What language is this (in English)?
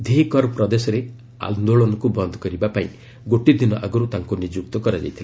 Odia